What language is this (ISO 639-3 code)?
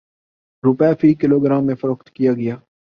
urd